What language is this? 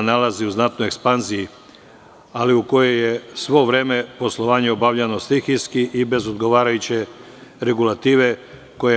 Serbian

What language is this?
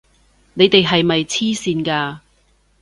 Cantonese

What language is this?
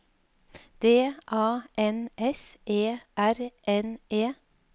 Norwegian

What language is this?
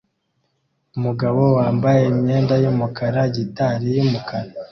Kinyarwanda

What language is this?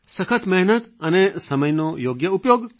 Gujarati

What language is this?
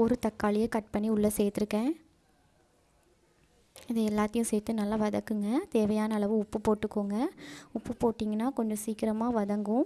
Tamil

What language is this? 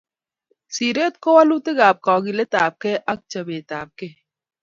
Kalenjin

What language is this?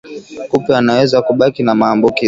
Swahili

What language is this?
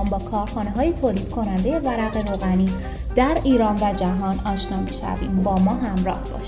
Persian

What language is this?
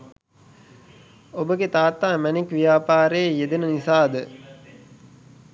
Sinhala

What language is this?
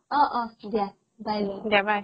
Assamese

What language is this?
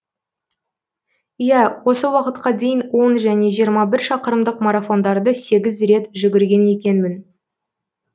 Kazakh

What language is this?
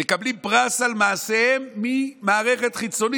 Hebrew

